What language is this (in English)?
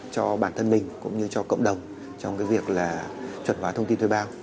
Vietnamese